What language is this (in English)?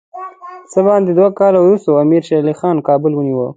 Pashto